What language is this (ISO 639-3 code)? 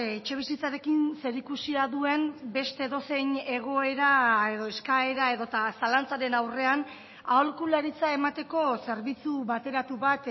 eus